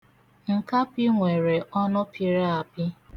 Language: Igbo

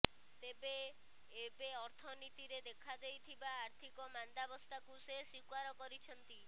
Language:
Odia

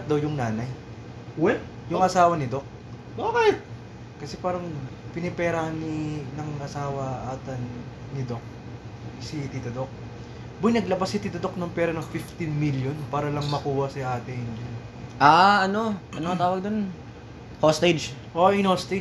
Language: Filipino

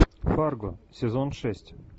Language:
Russian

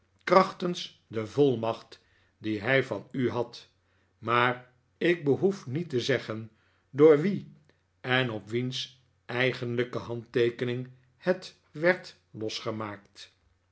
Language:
Dutch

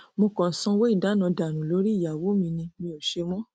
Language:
Yoruba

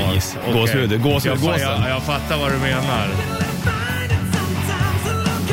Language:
Swedish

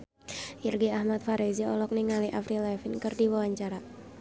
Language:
Sundanese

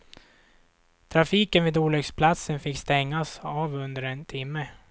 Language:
Swedish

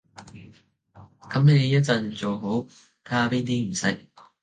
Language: Cantonese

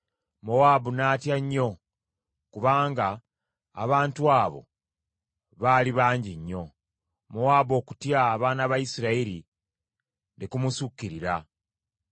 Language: Ganda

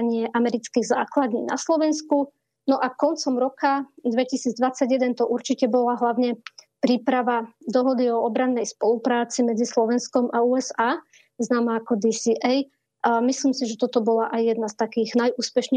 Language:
Slovak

